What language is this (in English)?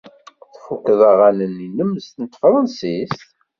Kabyle